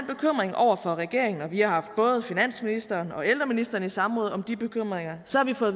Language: Danish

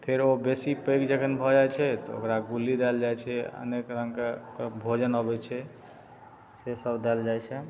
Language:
Maithili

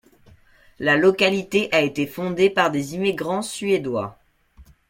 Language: French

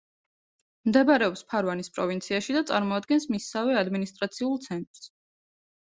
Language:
Georgian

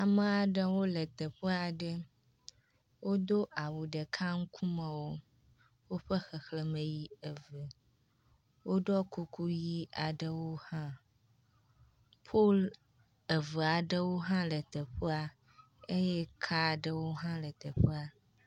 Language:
Ewe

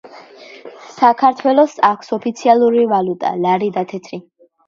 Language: Georgian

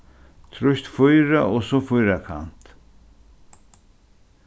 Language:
Faroese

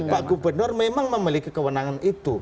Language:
Indonesian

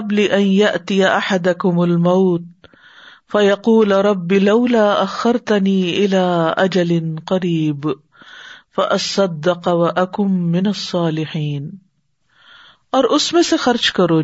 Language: Urdu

